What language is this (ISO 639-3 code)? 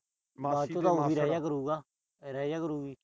pan